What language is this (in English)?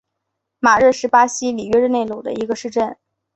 Chinese